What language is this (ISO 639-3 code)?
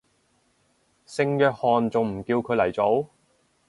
yue